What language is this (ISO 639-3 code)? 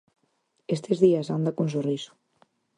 glg